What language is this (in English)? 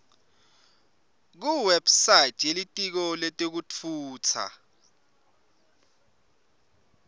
Swati